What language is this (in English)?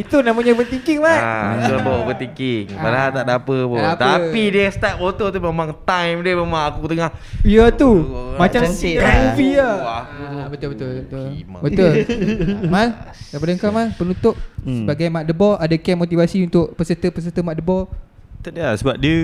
Malay